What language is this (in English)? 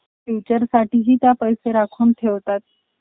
Marathi